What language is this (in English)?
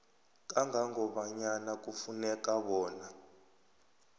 South Ndebele